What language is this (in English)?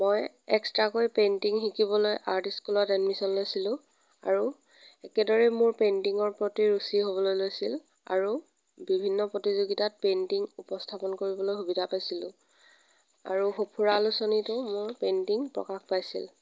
Assamese